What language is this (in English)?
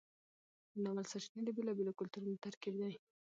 Pashto